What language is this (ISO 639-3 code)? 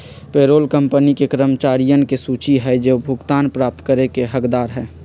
mag